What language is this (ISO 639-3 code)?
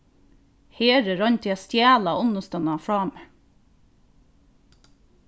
fao